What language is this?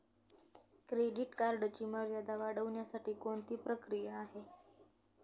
Marathi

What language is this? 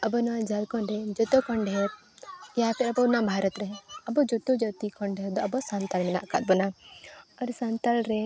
Santali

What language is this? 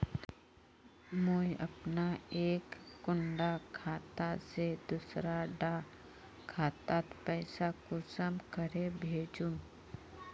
Magahi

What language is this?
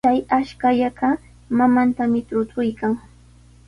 Sihuas Ancash Quechua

